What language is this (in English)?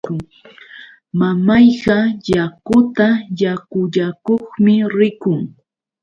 Yauyos Quechua